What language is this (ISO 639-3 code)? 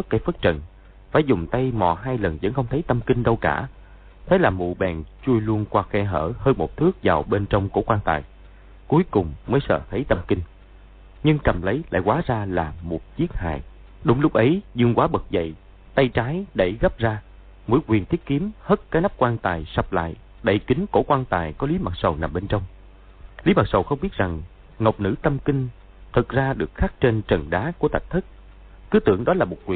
vie